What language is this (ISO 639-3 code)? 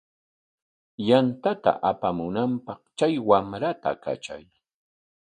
qwa